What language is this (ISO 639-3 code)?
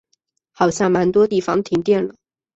zho